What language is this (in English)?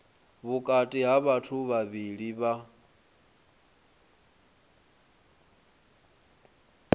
Venda